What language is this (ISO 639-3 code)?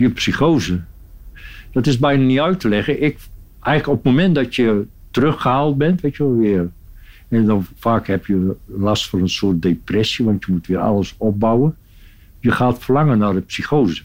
nld